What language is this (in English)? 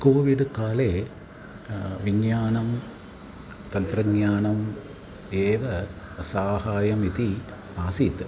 Sanskrit